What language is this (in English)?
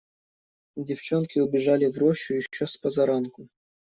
Russian